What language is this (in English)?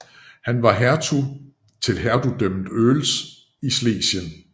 Danish